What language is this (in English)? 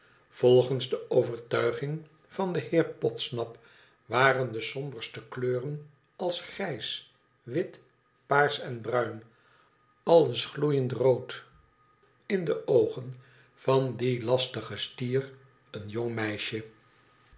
Dutch